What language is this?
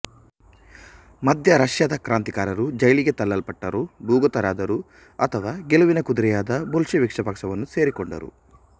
Kannada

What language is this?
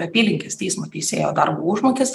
Lithuanian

